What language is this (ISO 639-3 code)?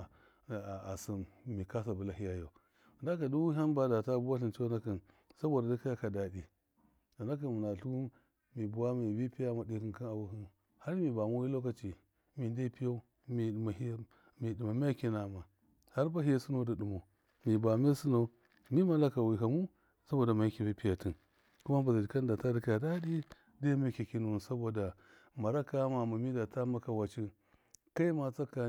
mkf